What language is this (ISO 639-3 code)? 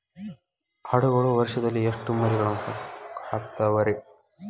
kan